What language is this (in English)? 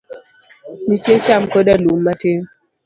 Luo (Kenya and Tanzania)